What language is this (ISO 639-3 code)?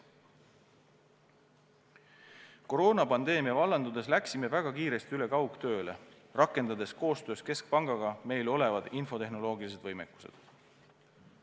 est